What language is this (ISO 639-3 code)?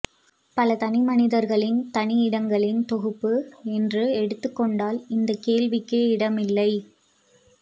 tam